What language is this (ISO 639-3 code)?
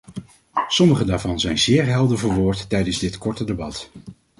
nld